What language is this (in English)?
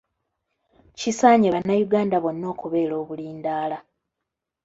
Ganda